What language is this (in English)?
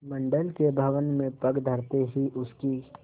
Hindi